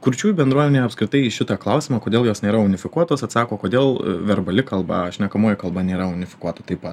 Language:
Lithuanian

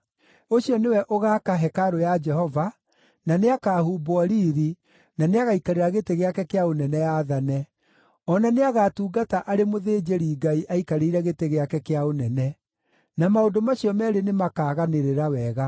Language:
Kikuyu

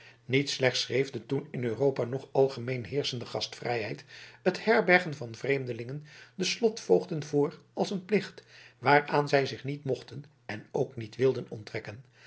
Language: Dutch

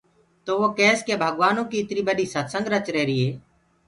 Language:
Gurgula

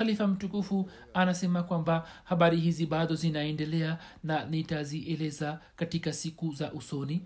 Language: Swahili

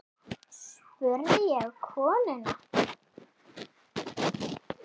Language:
Icelandic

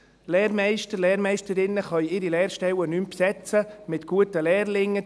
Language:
Swiss German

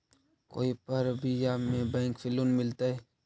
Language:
Magahi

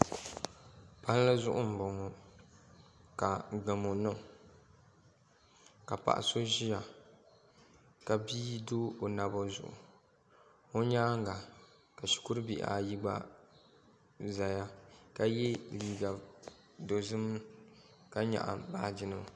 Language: Dagbani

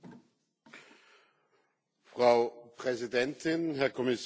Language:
German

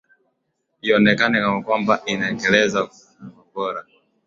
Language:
Swahili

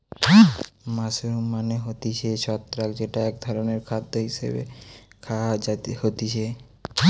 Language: Bangla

